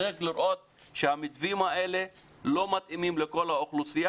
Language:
Hebrew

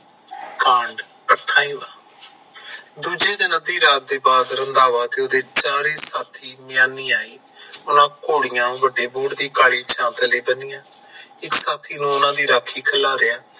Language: Punjabi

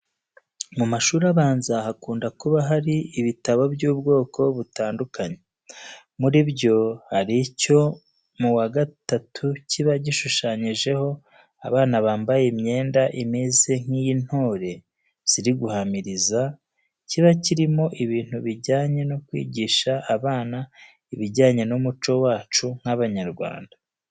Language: Kinyarwanda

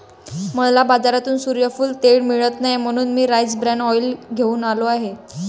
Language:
Marathi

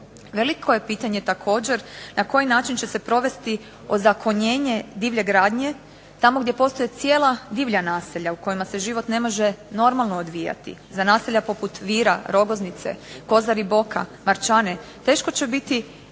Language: Croatian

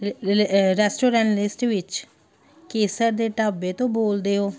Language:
Punjabi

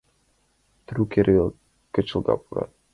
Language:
Mari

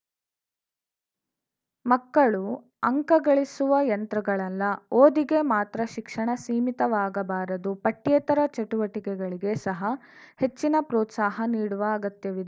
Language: Kannada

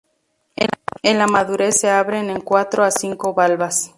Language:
Spanish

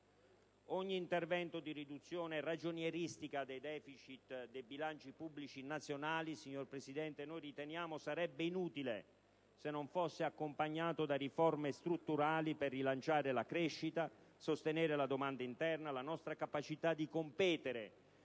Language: Italian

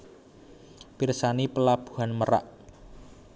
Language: Javanese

